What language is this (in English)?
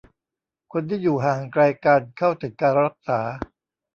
Thai